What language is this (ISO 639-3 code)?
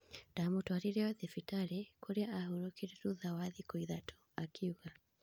kik